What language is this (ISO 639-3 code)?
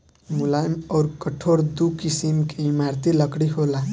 bho